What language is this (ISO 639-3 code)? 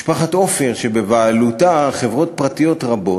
heb